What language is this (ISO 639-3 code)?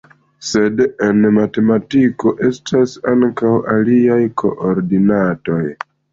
epo